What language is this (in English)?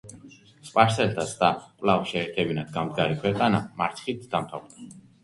Georgian